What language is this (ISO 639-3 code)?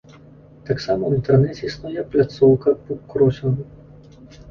bel